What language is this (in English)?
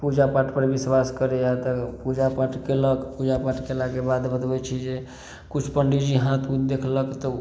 Maithili